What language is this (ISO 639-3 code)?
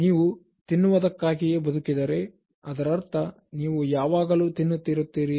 kan